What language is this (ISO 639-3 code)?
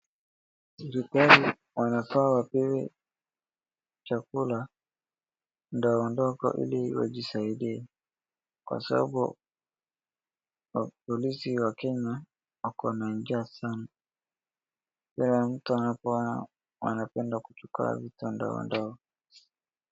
swa